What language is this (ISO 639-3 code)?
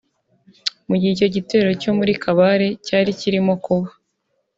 kin